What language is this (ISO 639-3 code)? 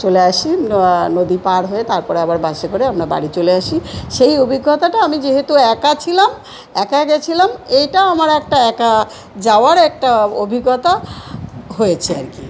ben